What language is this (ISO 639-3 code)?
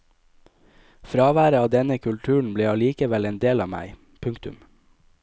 nor